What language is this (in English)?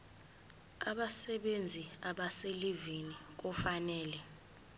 Zulu